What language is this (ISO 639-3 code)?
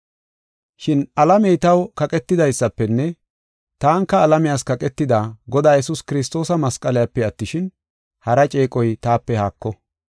gof